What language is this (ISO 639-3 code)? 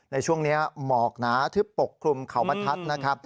tha